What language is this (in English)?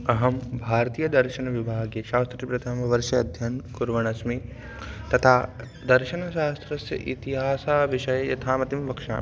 Sanskrit